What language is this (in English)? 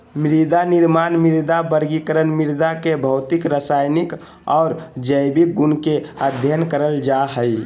Magahi